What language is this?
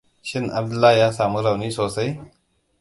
Hausa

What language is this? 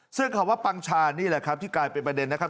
Thai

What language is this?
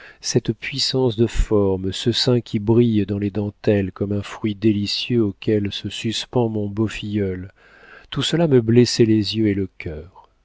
French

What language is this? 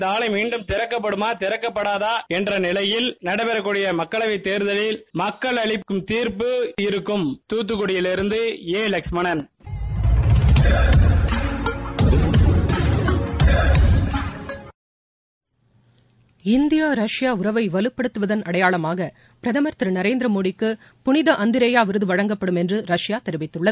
Tamil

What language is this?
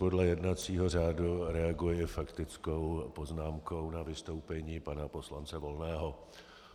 Czech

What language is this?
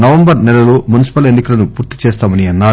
Telugu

